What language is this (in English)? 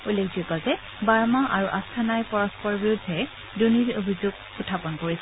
Assamese